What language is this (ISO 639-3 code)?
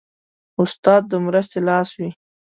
pus